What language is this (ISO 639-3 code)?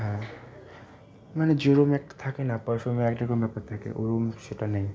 ben